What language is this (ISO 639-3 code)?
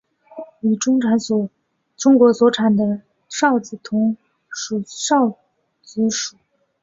zho